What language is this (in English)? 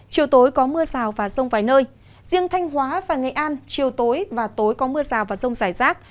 Vietnamese